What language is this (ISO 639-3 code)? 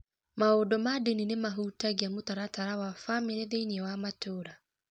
kik